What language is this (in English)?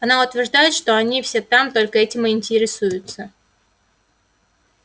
Russian